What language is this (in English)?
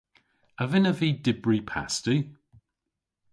Cornish